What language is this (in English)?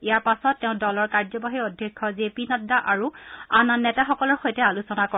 Assamese